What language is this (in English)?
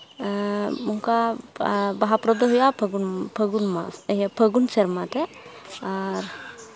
Santali